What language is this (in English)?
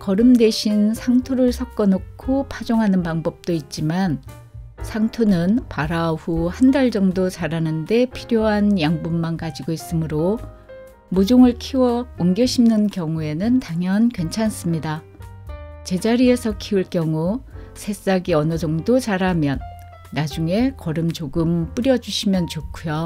Korean